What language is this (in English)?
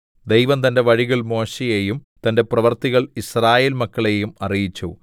Malayalam